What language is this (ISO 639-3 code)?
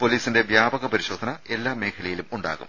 mal